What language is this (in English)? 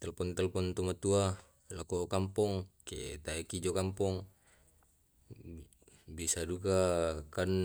Tae'